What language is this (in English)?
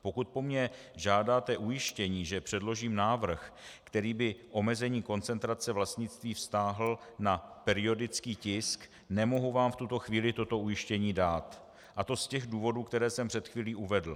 Czech